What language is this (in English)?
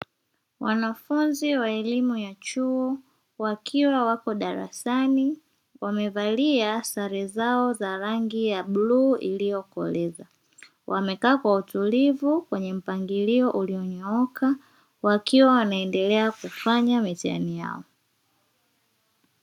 Swahili